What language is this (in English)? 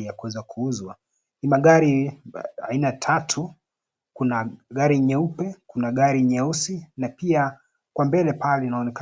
Swahili